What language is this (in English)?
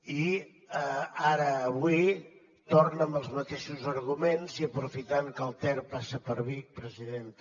Catalan